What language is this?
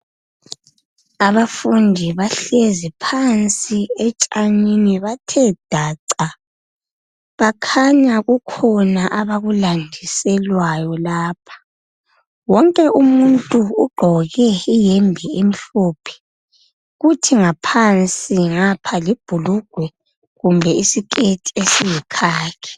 North Ndebele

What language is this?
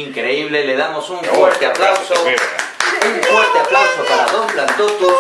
Spanish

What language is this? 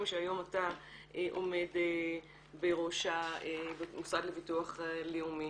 Hebrew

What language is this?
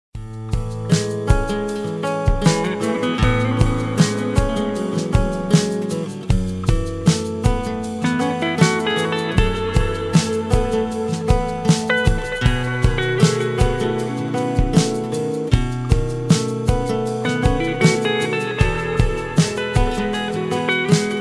Italian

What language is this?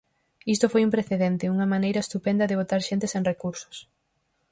Galician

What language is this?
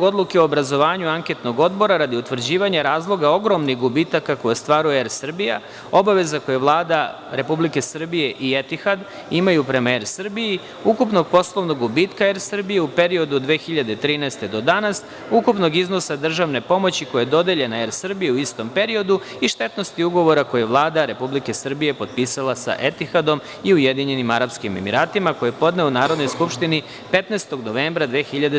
Serbian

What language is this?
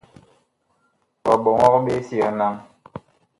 Bakoko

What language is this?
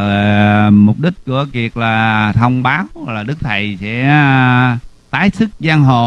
Vietnamese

